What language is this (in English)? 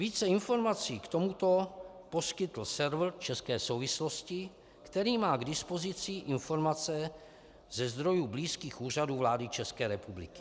Czech